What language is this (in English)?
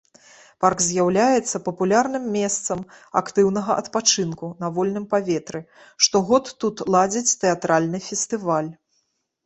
Belarusian